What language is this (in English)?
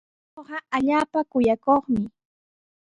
Sihuas Ancash Quechua